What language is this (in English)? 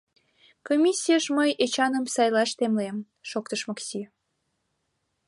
Mari